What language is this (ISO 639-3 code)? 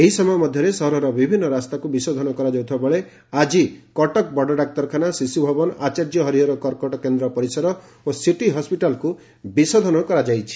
ori